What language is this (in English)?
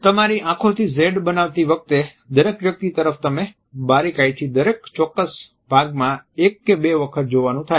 Gujarati